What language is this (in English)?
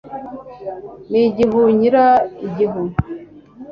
Kinyarwanda